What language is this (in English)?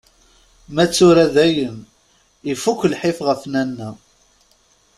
Kabyle